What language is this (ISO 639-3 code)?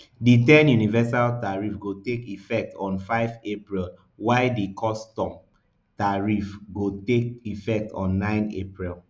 pcm